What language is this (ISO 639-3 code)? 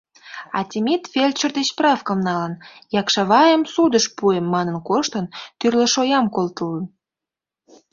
chm